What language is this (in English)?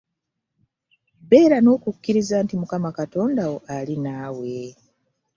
Ganda